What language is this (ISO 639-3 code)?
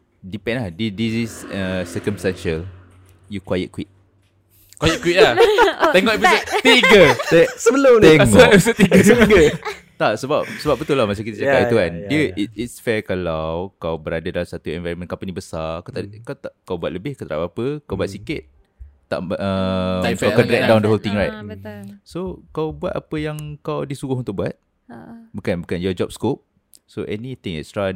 msa